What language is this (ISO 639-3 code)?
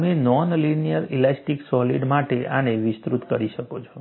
guj